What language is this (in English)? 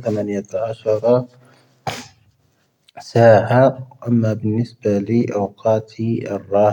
Tahaggart Tamahaq